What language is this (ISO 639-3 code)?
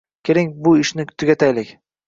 uzb